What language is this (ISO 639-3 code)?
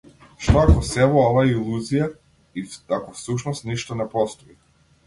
mkd